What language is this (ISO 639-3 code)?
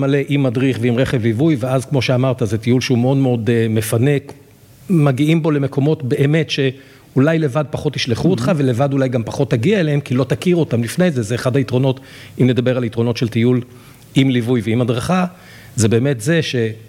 heb